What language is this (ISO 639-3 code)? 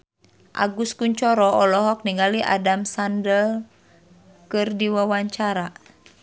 sun